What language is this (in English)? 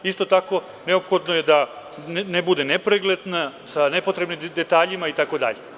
Serbian